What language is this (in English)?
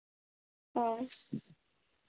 Santali